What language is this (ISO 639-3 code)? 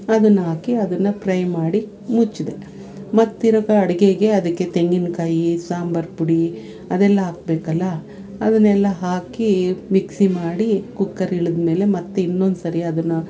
kan